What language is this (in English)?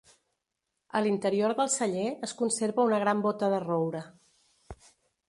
Catalan